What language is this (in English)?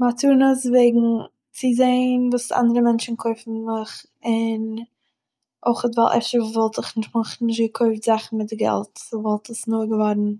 Yiddish